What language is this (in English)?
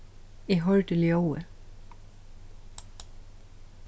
Faroese